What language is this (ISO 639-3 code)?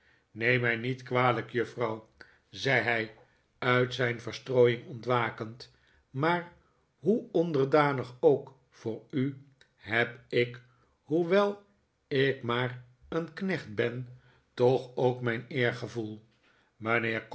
nld